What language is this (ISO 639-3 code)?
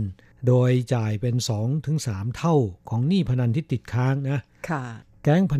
tha